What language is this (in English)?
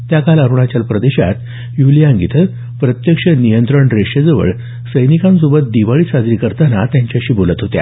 Marathi